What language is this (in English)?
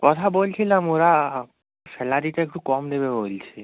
Bangla